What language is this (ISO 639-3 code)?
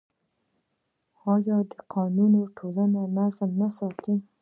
pus